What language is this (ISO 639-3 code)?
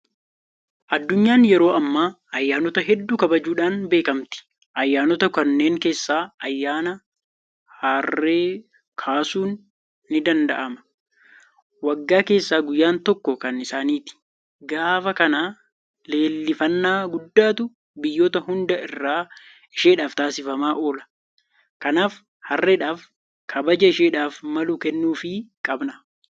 orm